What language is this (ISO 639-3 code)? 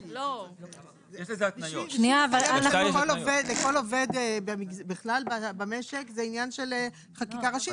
heb